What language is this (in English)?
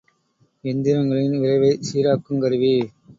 Tamil